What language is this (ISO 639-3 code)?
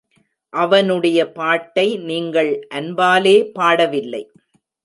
tam